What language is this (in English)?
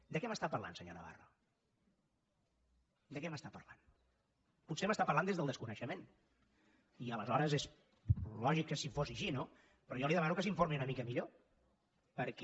Catalan